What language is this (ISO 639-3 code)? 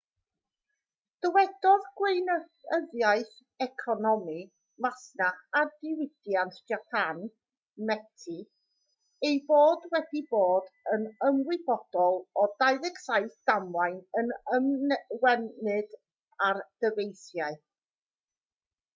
cym